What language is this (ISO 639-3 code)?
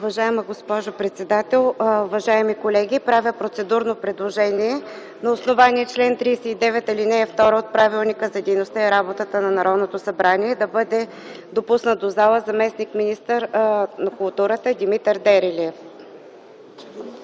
bul